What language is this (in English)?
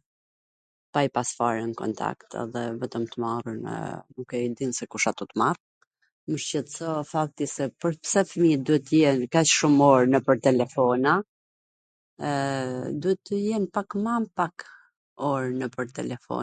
Gheg Albanian